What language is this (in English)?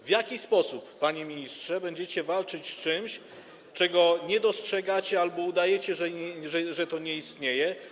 Polish